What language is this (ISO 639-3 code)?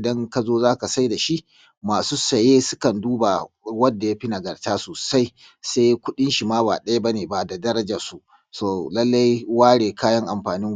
hau